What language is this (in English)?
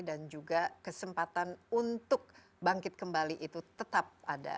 Indonesian